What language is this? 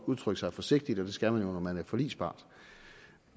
Danish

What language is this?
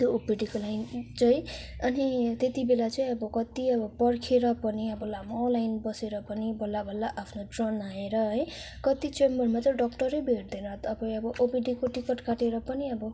Nepali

